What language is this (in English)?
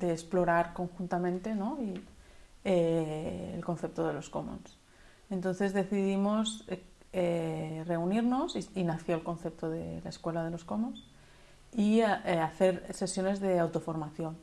Spanish